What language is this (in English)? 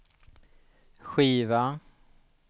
Swedish